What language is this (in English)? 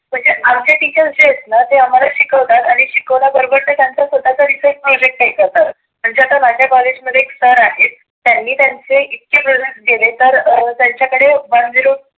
Marathi